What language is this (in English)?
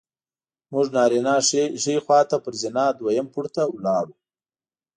Pashto